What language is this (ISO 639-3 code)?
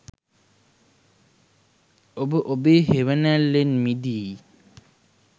sin